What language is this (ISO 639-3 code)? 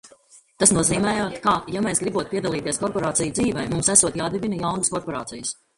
lav